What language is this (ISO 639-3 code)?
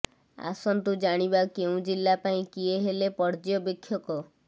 ori